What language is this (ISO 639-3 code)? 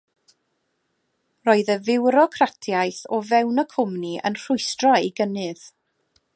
cym